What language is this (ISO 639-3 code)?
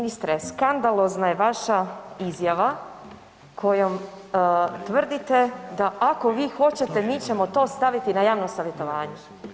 hrv